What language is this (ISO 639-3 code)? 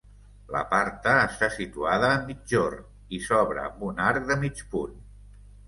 cat